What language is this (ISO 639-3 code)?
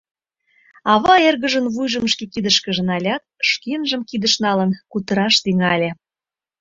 chm